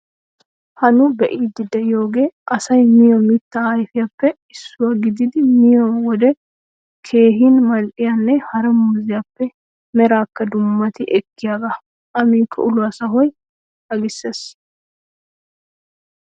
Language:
Wolaytta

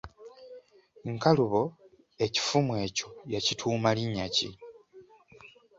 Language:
Ganda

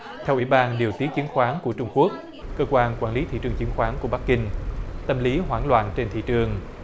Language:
Vietnamese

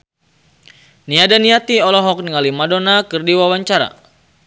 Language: Sundanese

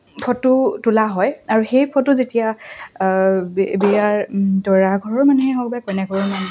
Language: Assamese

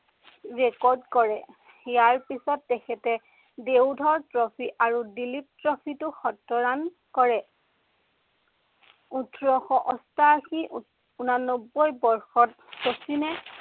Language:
Assamese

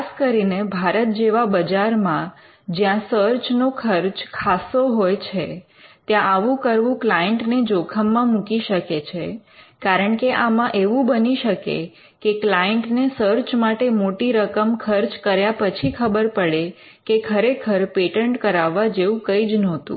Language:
Gujarati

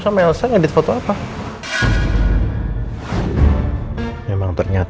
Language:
Indonesian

